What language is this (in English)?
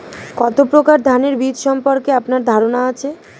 Bangla